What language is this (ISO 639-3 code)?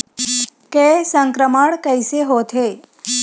hne